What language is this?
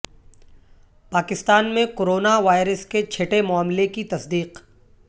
Urdu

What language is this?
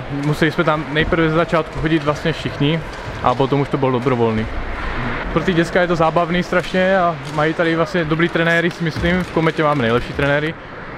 Czech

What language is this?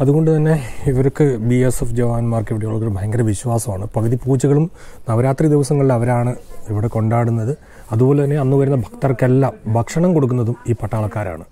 Malayalam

